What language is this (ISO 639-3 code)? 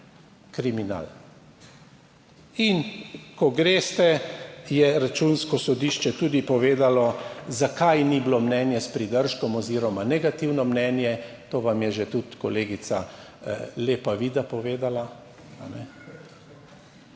slv